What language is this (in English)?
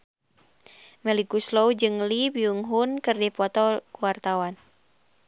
Sundanese